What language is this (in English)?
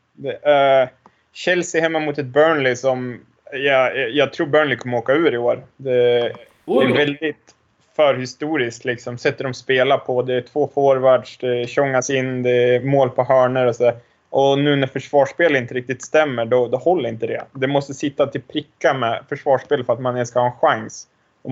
Swedish